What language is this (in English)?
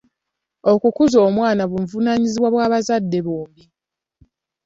Ganda